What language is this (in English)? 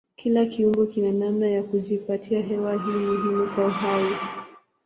Swahili